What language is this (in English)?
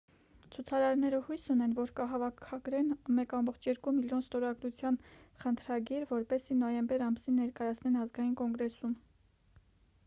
Armenian